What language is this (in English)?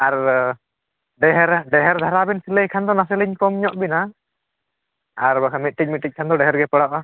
Santali